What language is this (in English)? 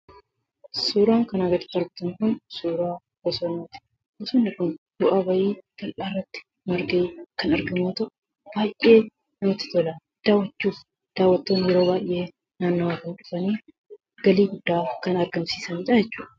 Oromo